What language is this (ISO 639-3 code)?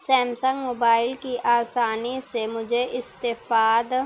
urd